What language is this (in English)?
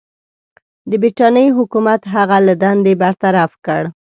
Pashto